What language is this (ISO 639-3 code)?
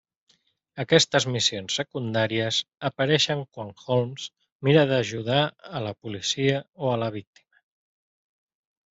cat